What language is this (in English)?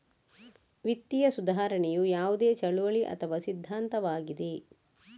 Kannada